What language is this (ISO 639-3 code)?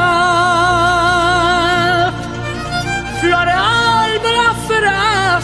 ron